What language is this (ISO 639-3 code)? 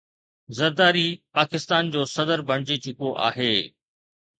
snd